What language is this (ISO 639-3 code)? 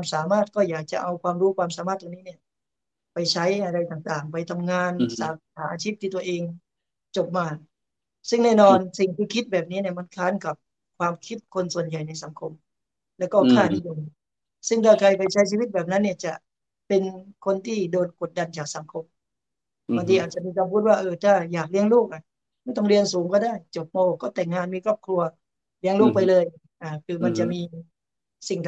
tha